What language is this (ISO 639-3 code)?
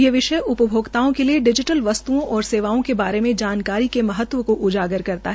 hin